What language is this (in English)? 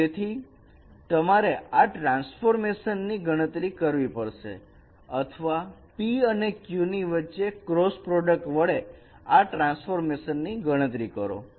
Gujarati